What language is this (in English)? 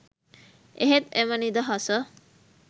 Sinhala